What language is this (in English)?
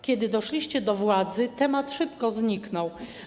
Polish